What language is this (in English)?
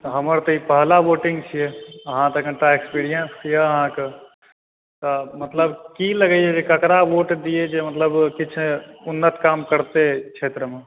Maithili